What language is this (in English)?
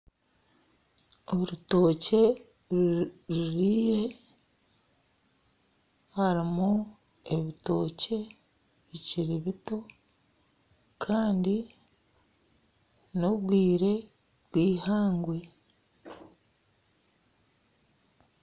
Nyankole